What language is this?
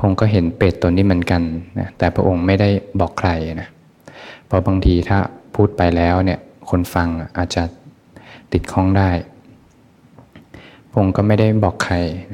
Thai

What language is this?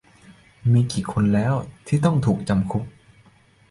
Thai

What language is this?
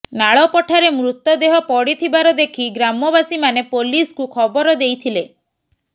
Odia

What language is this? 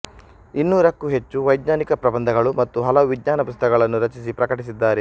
Kannada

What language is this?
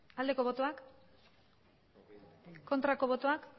Basque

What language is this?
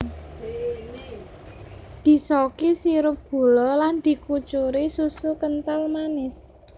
Javanese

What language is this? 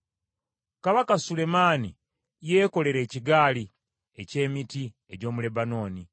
Ganda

